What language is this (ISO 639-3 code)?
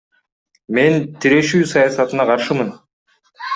kir